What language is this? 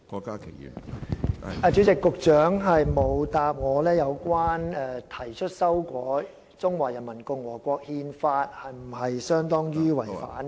Cantonese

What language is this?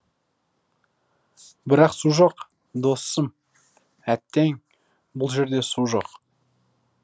Kazakh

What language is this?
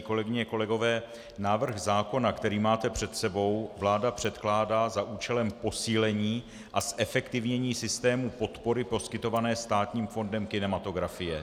Czech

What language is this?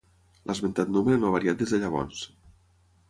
Catalan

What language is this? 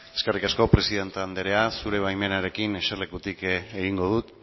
Basque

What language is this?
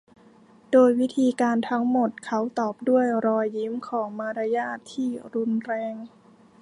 Thai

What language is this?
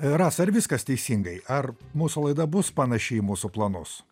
Lithuanian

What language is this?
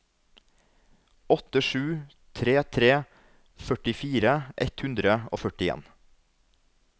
Norwegian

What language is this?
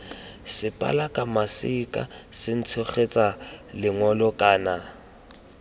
Tswana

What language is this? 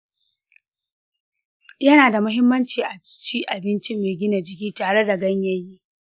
Hausa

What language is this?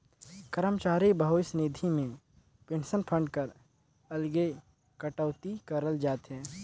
Chhattisgarhi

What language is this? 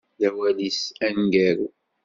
Kabyle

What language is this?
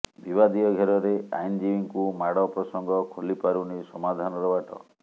Odia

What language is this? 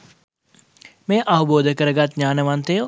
Sinhala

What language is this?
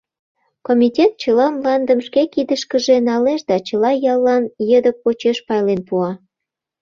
Mari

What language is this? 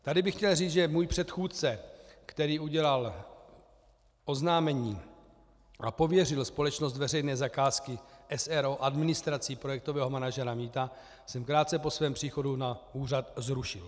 Czech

